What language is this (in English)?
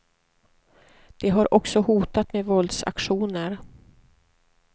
Swedish